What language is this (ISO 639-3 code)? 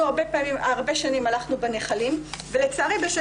heb